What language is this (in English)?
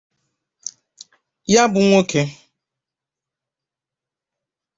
Igbo